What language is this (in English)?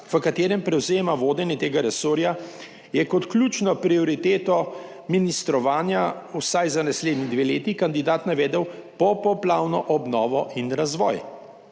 Slovenian